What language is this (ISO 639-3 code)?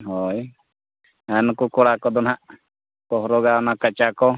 sat